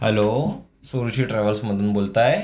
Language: Marathi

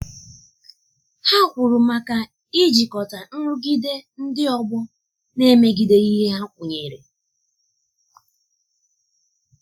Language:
Igbo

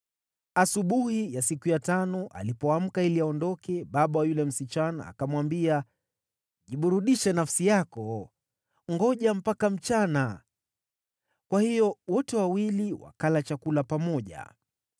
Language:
Swahili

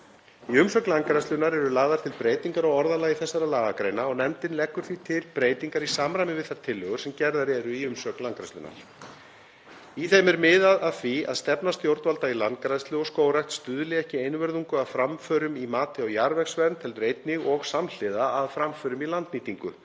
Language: Icelandic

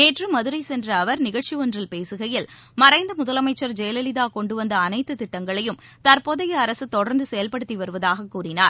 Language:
Tamil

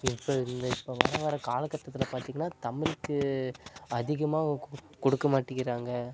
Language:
Tamil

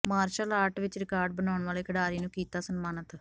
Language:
Punjabi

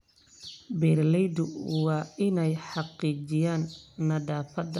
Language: Somali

